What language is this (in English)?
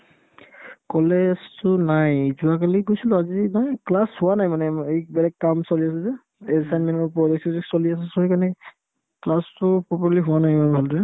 Assamese